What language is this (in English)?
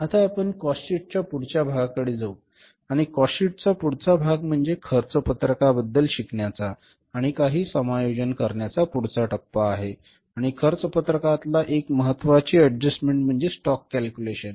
Marathi